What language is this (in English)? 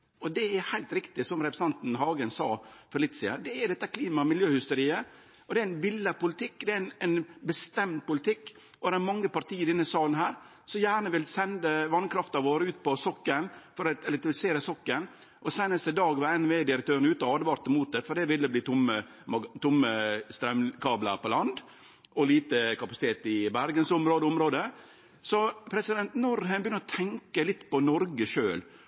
Norwegian Nynorsk